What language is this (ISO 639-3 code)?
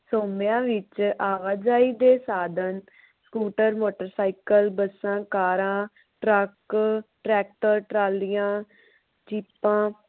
pan